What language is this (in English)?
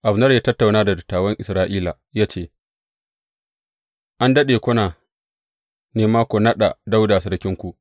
Hausa